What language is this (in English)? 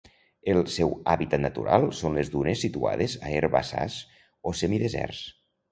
Catalan